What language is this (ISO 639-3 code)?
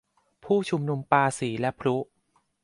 tha